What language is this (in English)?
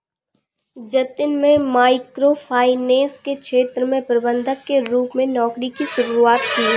Hindi